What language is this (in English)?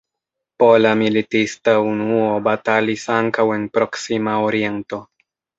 Esperanto